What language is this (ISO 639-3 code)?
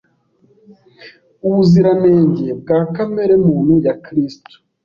kin